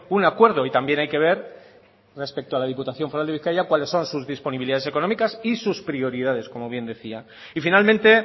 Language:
Spanish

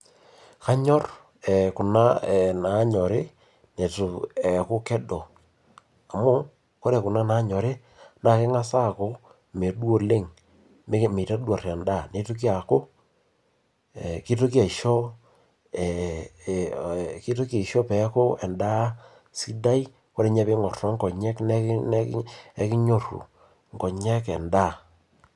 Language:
Masai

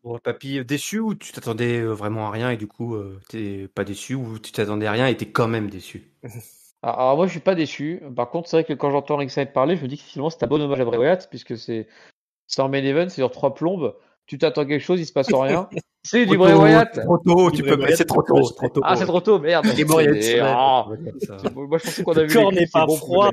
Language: French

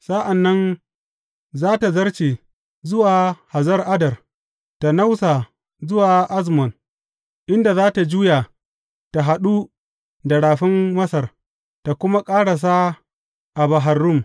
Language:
Hausa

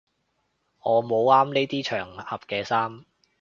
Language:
Cantonese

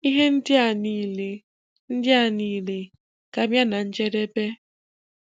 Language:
Igbo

